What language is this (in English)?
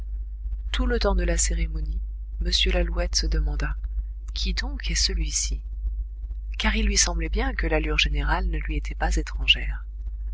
French